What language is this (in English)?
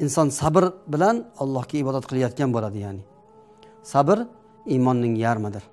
Turkish